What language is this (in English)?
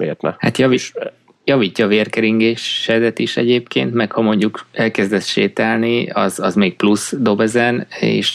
Hungarian